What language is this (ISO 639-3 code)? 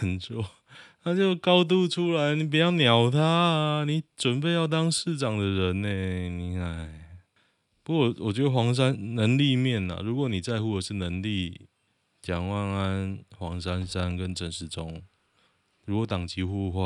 zho